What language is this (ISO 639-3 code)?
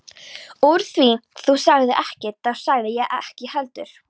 isl